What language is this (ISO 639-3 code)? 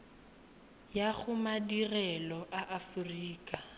tsn